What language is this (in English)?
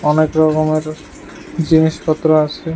Bangla